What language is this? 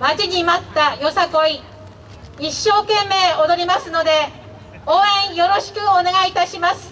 Japanese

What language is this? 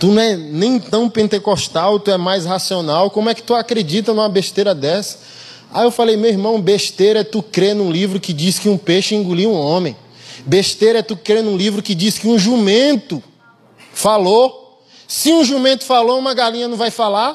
Portuguese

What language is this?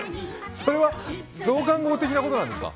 Japanese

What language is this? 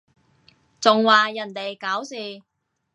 Cantonese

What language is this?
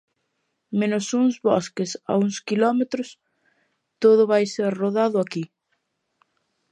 Galician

